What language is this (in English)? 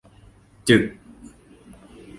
Thai